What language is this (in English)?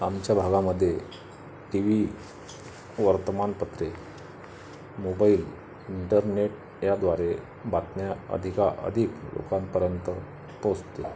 Marathi